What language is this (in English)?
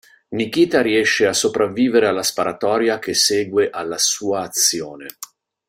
Italian